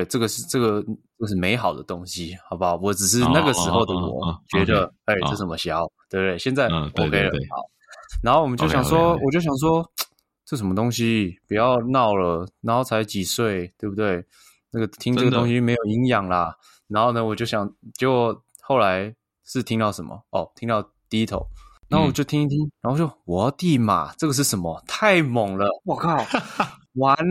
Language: Chinese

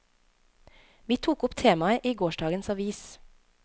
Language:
Norwegian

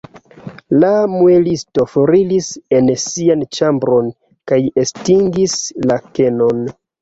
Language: Esperanto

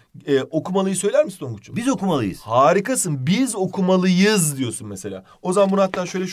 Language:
Turkish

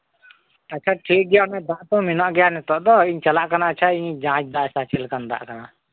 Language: Santali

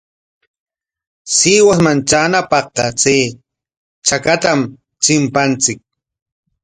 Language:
Corongo Ancash Quechua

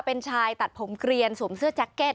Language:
Thai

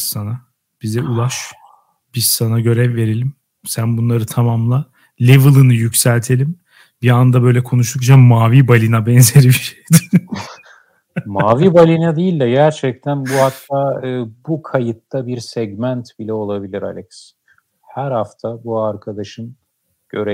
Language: Turkish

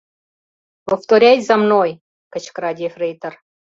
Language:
Mari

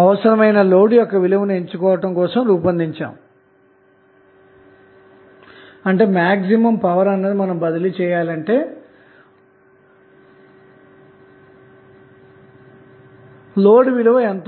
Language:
Telugu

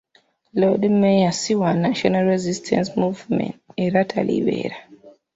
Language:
Ganda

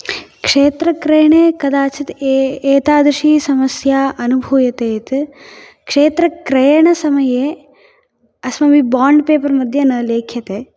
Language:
Sanskrit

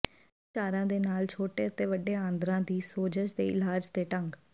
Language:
Punjabi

